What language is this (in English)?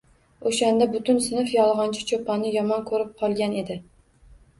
Uzbek